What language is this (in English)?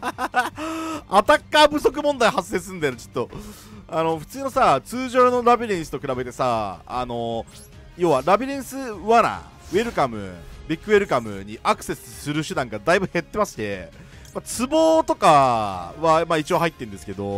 Japanese